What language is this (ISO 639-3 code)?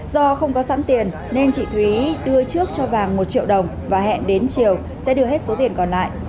vie